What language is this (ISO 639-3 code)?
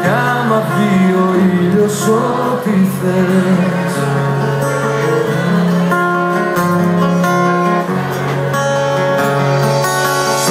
ell